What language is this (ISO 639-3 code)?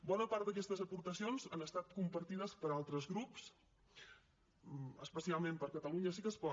cat